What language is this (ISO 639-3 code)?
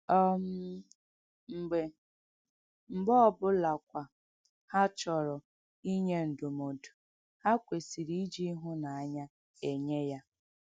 ibo